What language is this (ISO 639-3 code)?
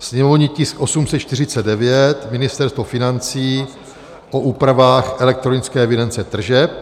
ces